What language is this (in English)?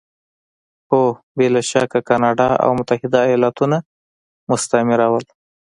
Pashto